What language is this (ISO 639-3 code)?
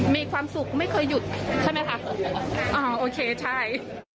tha